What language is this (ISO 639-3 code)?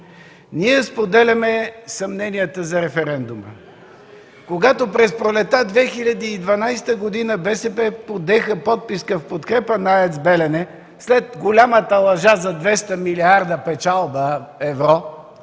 bul